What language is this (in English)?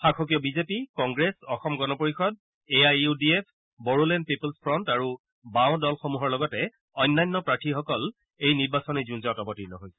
Assamese